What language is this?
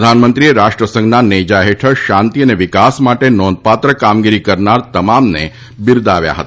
Gujarati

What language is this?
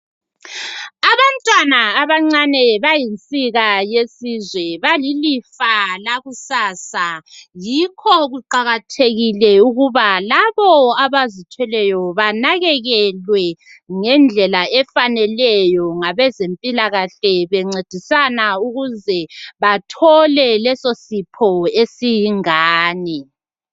North Ndebele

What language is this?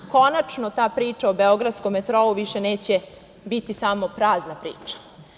Serbian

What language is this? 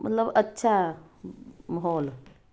Punjabi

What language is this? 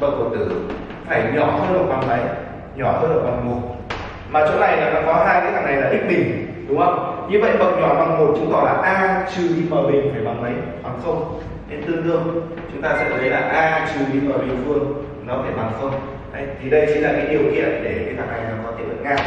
Vietnamese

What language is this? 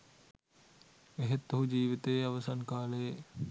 Sinhala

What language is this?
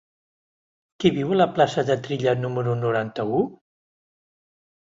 Catalan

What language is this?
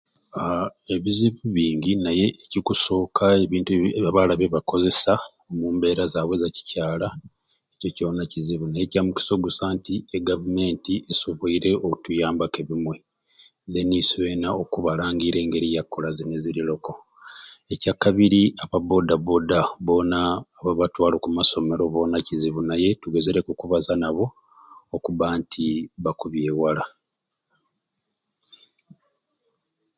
Ruuli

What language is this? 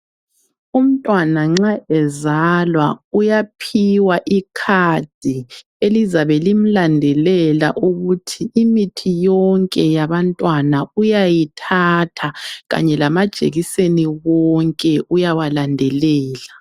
North Ndebele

